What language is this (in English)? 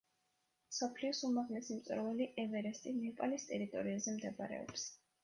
Georgian